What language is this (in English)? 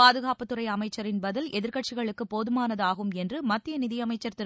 Tamil